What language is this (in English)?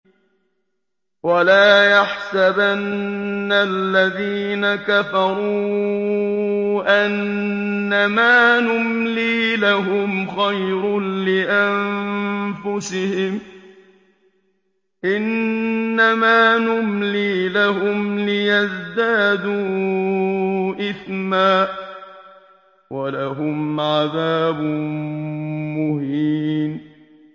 Arabic